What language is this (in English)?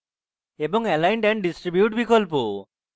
Bangla